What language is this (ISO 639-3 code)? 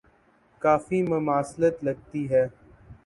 urd